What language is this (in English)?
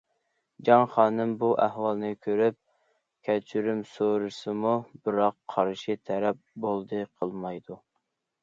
Uyghur